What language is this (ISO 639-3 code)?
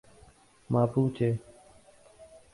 urd